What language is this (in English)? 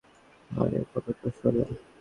Bangla